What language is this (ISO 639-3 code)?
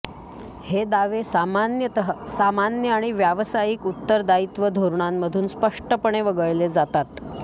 mar